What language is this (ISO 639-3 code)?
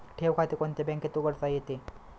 mar